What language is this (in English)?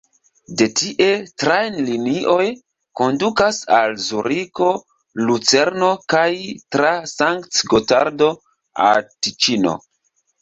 Esperanto